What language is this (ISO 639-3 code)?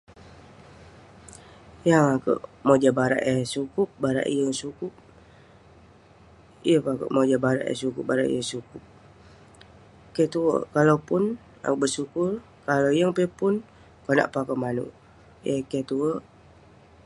pne